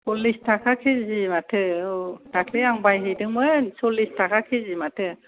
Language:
Bodo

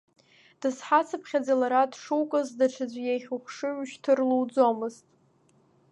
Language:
Abkhazian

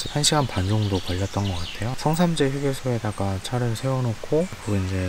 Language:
Korean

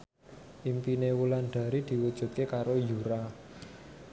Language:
Javanese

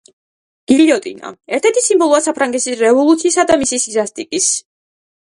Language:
Georgian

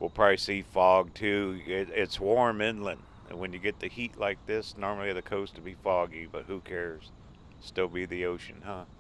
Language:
English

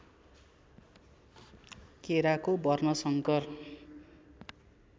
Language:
Nepali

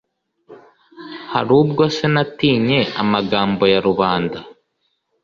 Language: Kinyarwanda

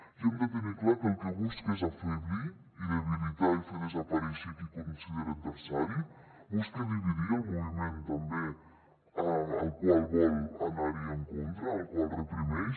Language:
Catalan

